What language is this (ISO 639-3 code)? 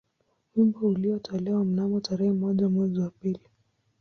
swa